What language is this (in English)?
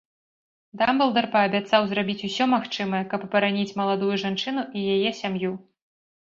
Belarusian